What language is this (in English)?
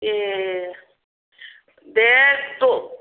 Bodo